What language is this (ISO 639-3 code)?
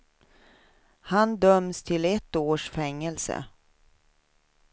swe